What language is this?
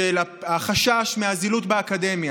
Hebrew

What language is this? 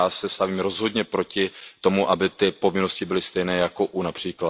Czech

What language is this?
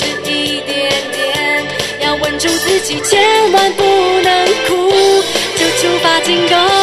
Chinese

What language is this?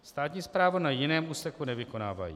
Czech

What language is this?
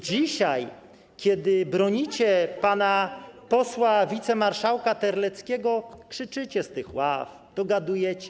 Polish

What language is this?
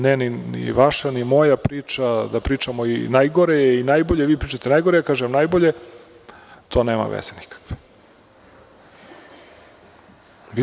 Serbian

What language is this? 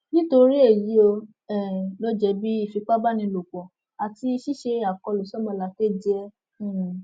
Yoruba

